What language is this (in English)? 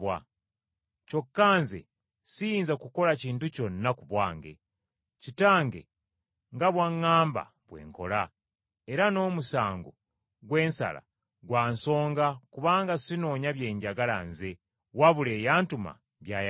Ganda